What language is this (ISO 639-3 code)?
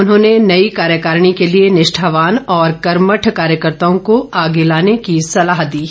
hin